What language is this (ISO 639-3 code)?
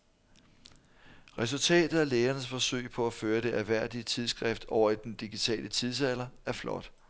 dan